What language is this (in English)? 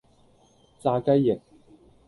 Cantonese